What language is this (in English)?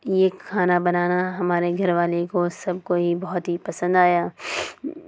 Urdu